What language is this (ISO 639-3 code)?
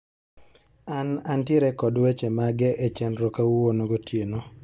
luo